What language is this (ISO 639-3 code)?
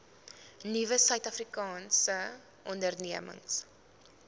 afr